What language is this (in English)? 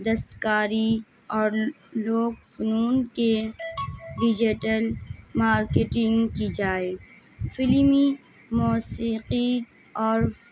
Urdu